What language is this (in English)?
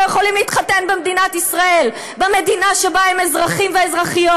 Hebrew